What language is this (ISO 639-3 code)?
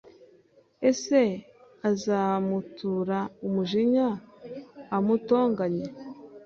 kin